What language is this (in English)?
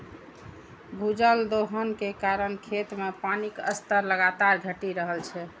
Maithili